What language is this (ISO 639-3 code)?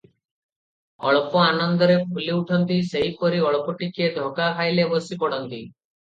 ori